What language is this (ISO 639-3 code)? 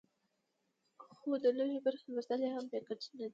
pus